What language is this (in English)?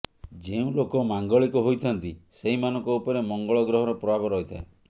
Odia